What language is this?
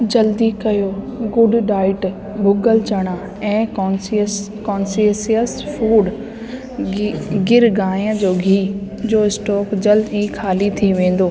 Sindhi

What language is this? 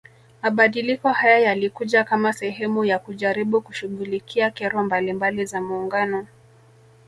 Swahili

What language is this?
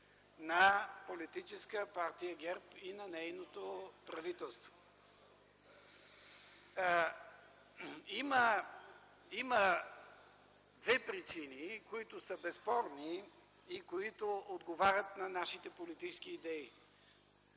Bulgarian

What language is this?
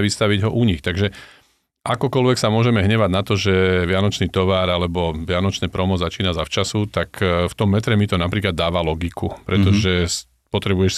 Slovak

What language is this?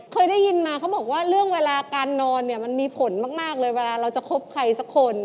Thai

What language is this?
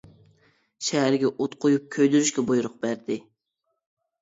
Uyghur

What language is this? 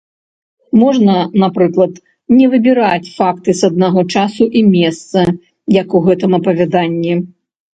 Belarusian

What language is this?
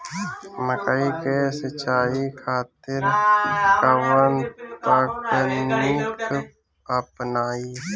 Bhojpuri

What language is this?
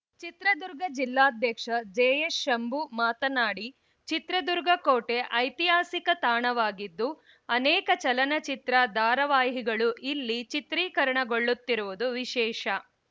Kannada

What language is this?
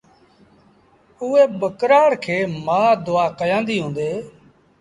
Sindhi Bhil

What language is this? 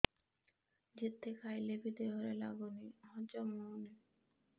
Odia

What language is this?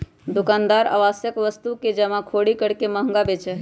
Magahi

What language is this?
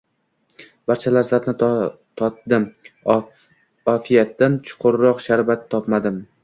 Uzbek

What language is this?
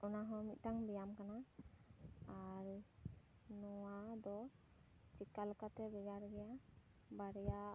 Santali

